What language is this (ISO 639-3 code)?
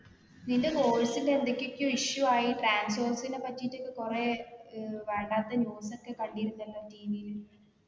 mal